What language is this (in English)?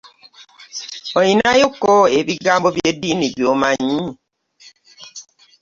Ganda